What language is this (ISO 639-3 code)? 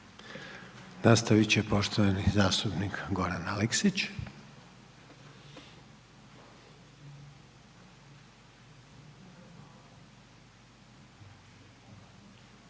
hrv